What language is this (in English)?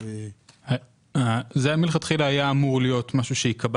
Hebrew